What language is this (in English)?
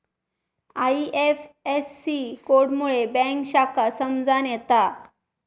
Marathi